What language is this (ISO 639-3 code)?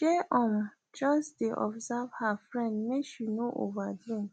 pcm